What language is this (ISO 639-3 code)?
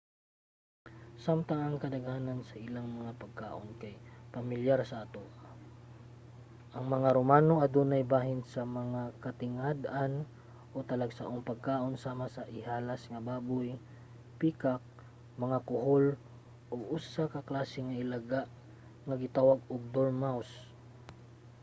ceb